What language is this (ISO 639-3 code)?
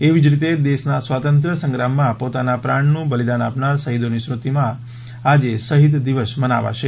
guj